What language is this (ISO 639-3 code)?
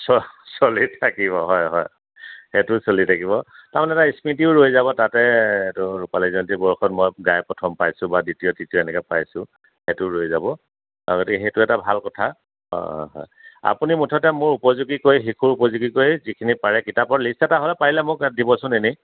asm